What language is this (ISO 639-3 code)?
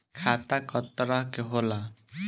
bho